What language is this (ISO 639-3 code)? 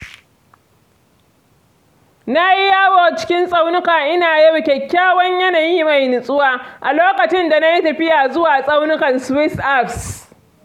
hau